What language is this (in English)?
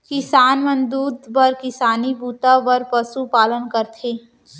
Chhattisgarhi